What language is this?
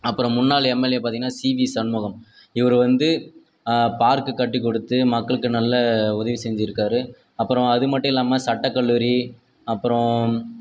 Tamil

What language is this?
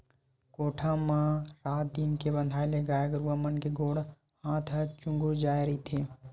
Chhattisgarhi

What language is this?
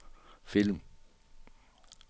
Danish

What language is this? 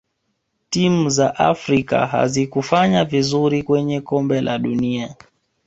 Swahili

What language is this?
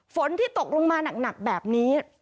Thai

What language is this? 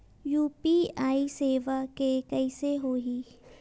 Chhattisgarhi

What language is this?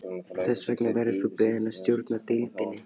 Icelandic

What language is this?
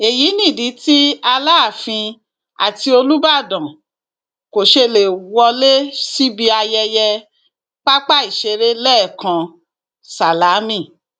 Yoruba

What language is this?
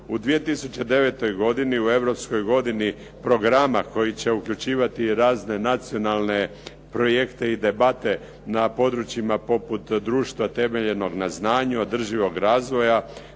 Croatian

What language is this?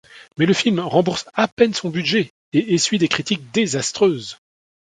French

